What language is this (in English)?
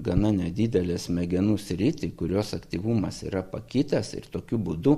Lithuanian